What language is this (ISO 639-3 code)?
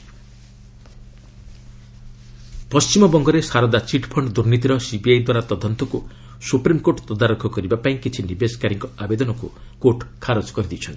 ori